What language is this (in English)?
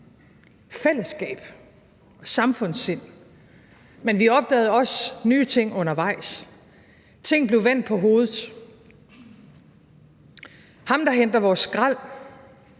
Danish